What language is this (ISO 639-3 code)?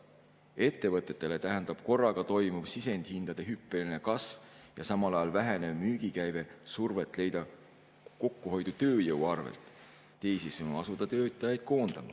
est